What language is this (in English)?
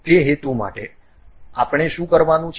Gujarati